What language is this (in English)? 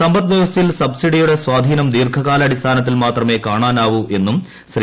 Malayalam